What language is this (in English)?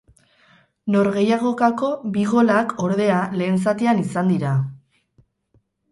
Basque